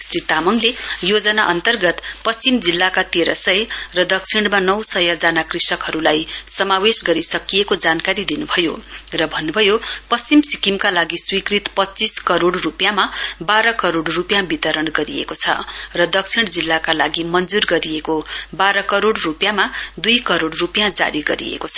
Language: Nepali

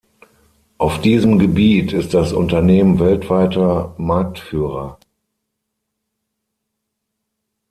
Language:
German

